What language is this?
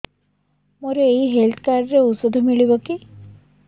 Odia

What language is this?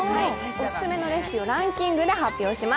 Japanese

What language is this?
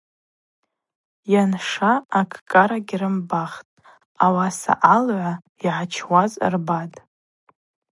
Abaza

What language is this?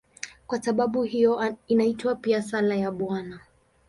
Swahili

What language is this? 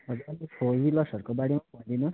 Nepali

